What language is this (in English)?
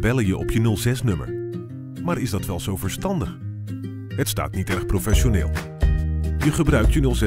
Dutch